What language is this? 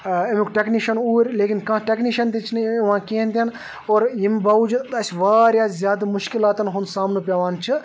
Kashmiri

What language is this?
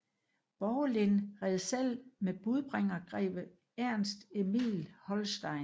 Danish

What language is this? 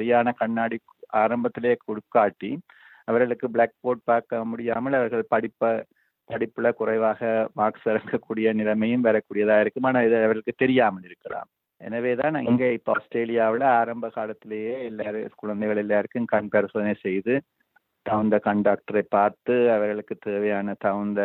Tamil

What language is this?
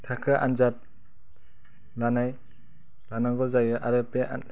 Bodo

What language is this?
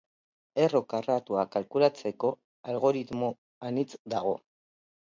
Basque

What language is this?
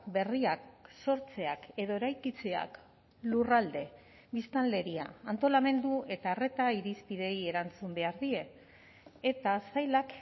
Basque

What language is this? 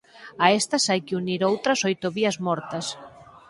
Galician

